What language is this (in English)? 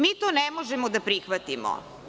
Serbian